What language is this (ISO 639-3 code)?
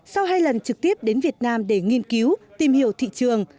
vie